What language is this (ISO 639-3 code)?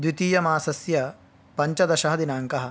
san